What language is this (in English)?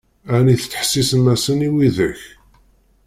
Kabyle